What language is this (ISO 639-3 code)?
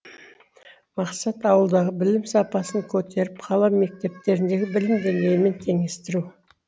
kaz